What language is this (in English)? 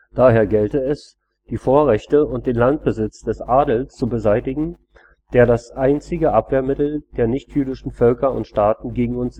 German